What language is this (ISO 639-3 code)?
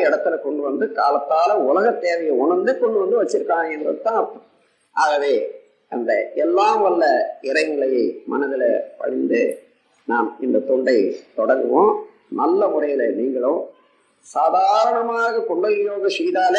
tam